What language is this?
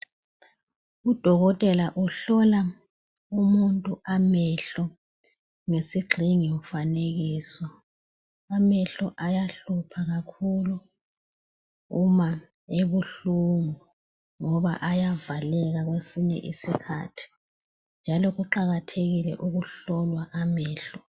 North Ndebele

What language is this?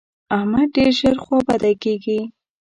Pashto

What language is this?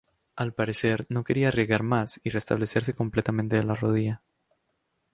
Spanish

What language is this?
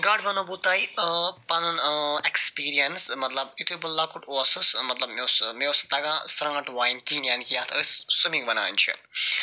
Kashmiri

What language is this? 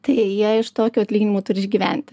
Lithuanian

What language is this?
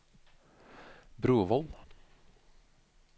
Norwegian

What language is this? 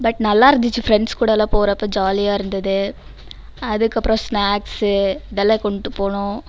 Tamil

